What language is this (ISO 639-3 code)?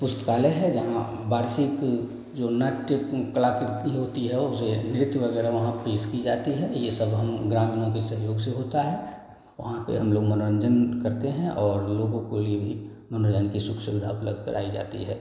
hin